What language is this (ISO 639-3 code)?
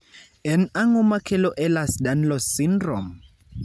luo